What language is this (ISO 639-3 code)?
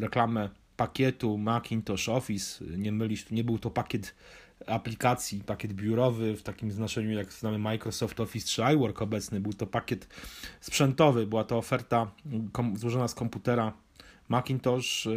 pol